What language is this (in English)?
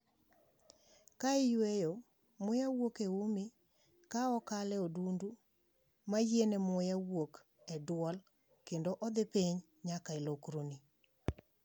Luo (Kenya and Tanzania)